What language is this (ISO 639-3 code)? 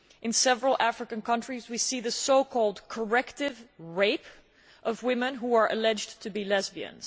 eng